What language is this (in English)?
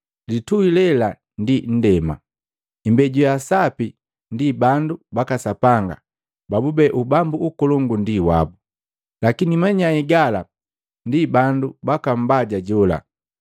Matengo